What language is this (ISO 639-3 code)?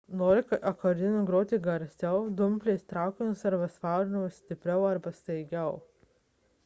lit